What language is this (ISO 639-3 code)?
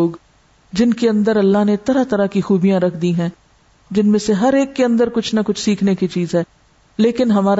urd